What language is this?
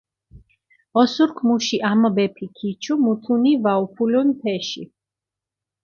Mingrelian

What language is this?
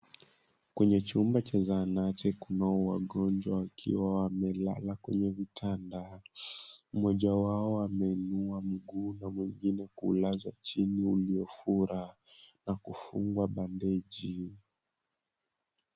Swahili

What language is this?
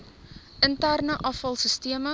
Afrikaans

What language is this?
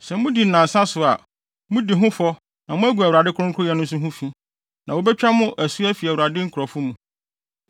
Akan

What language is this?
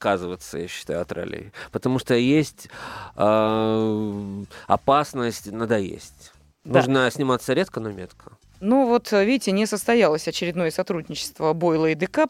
Russian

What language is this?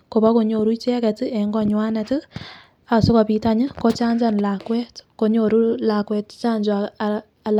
Kalenjin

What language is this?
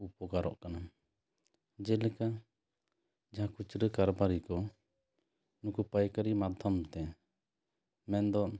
Santali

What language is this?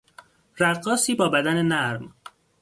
Persian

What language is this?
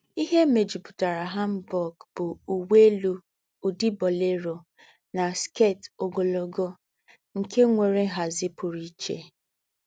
Igbo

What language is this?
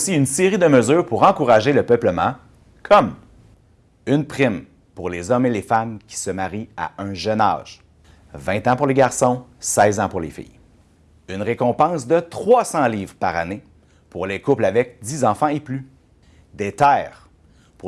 French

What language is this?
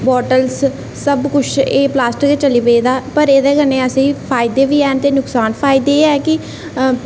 Dogri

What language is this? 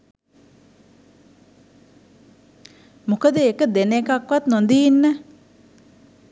Sinhala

